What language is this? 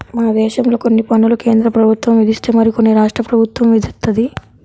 Telugu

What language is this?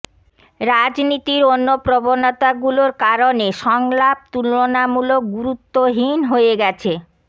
Bangla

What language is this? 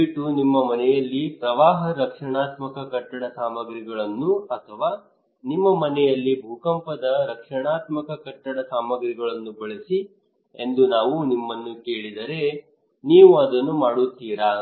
Kannada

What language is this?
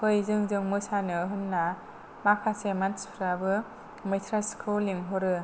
Bodo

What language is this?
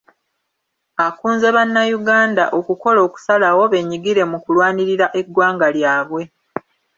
Ganda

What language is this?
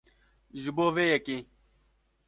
Kurdish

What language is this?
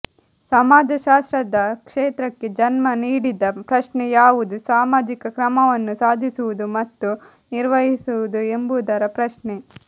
Kannada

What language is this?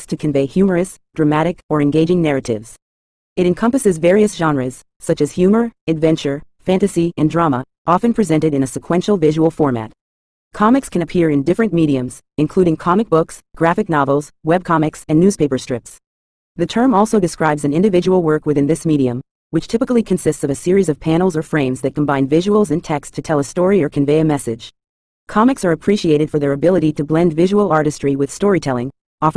English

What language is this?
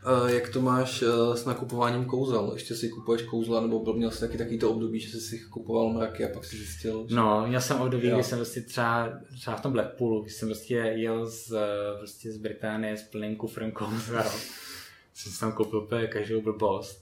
Czech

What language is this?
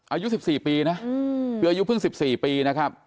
Thai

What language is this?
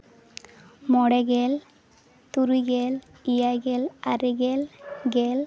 Santali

